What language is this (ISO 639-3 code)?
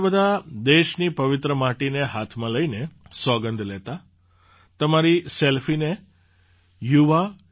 guj